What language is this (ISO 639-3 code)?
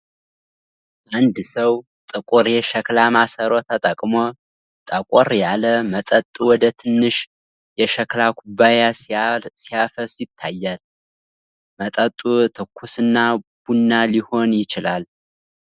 amh